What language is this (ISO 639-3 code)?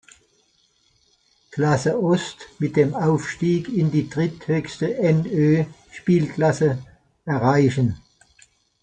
deu